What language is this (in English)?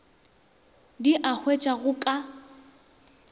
Northern Sotho